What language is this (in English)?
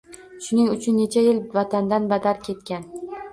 Uzbek